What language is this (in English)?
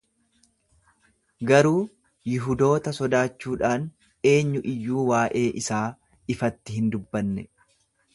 Oromo